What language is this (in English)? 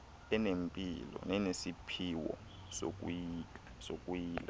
Xhosa